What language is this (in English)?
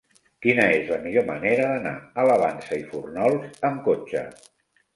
Catalan